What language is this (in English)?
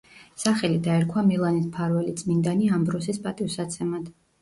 Georgian